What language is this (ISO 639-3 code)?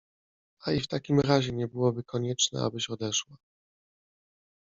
pol